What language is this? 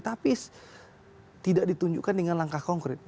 Indonesian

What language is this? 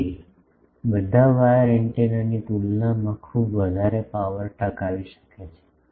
Gujarati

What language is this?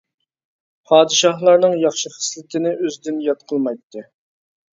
Uyghur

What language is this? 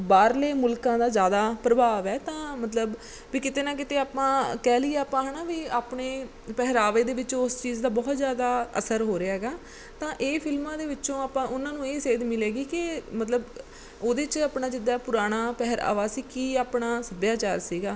Punjabi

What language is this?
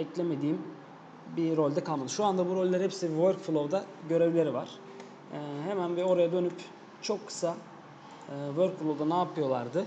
Turkish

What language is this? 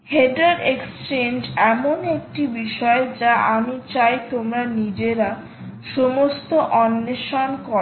Bangla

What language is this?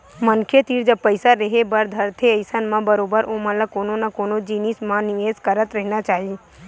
Chhattisgarhi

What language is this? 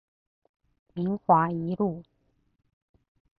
Chinese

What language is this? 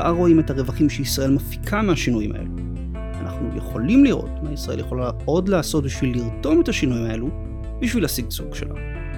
Hebrew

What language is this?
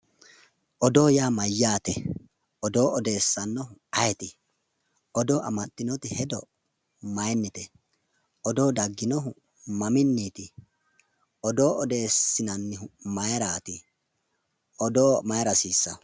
Sidamo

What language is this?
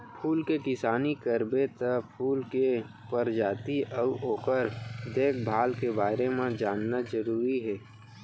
Chhattisgarhi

